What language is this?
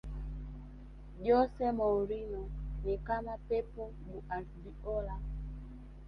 Swahili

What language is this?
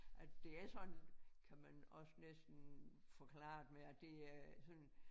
Danish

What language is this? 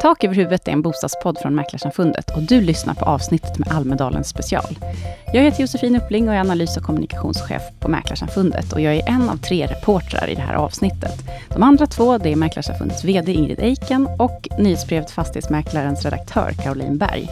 Swedish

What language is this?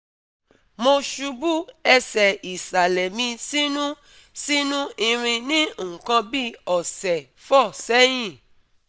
Yoruba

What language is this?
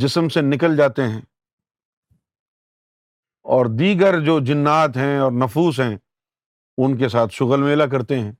Urdu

